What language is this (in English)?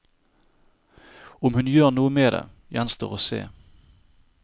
Norwegian